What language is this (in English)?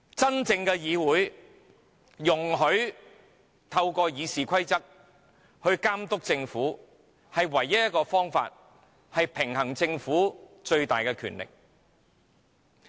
Cantonese